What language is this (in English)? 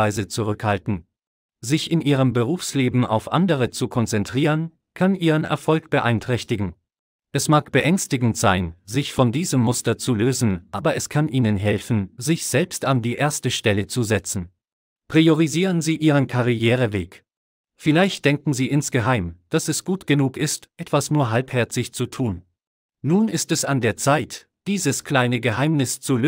German